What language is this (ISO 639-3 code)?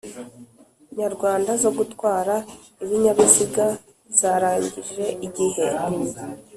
kin